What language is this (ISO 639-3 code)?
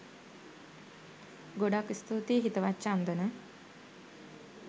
sin